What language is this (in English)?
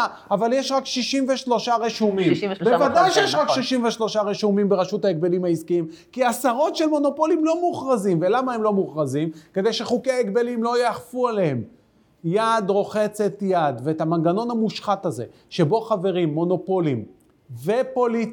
Hebrew